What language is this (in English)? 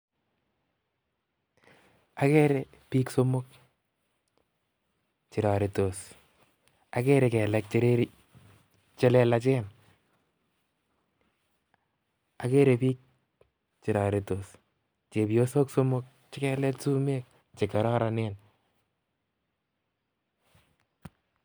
Kalenjin